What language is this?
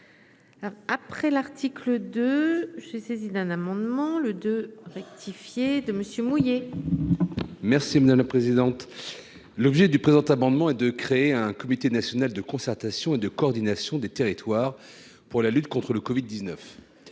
French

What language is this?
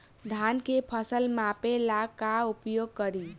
Bhojpuri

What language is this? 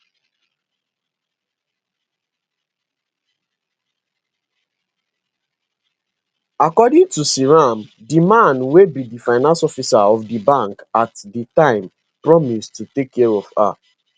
Nigerian Pidgin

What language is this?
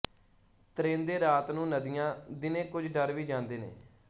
Punjabi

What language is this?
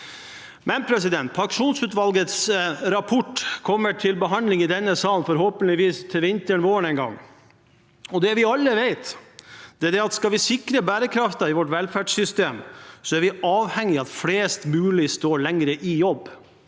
Norwegian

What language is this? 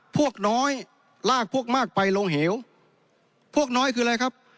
Thai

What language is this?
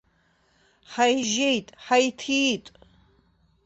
Abkhazian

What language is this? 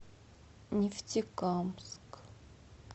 Russian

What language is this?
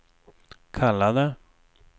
Swedish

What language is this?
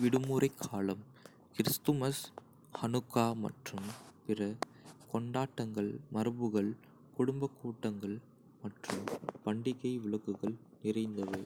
Kota (India)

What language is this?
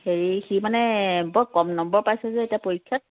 Assamese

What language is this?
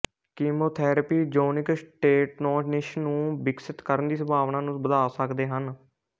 Punjabi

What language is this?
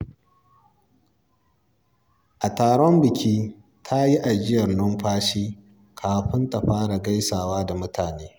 Hausa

